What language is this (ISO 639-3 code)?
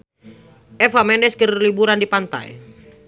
sun